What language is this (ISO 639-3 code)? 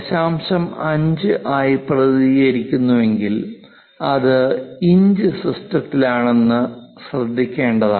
mal